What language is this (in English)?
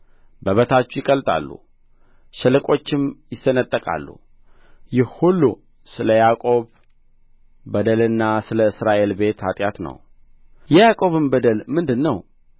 Amharic